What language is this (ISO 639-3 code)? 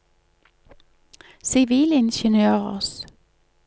nor